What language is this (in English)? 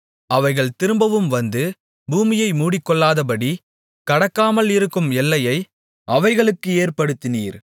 Tamil